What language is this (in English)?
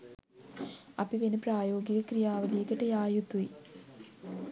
Sinhala